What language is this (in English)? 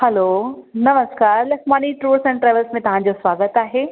Sindhi